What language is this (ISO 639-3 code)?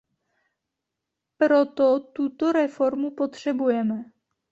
ces